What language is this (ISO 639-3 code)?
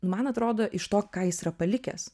lit